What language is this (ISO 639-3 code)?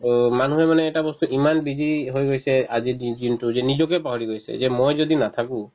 asm